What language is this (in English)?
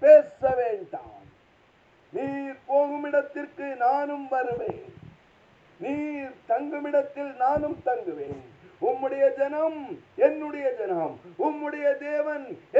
Tamil